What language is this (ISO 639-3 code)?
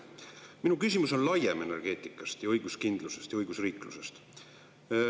est